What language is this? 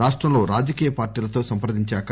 Telugu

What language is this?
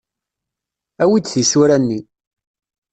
Kabyle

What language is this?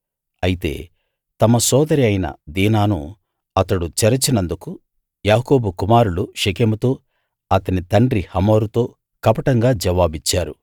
Telugu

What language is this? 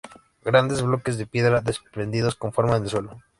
Spanish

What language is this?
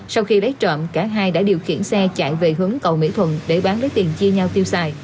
Vietnamese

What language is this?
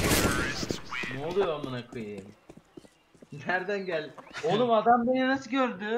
Turkish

